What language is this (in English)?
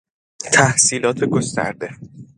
Persian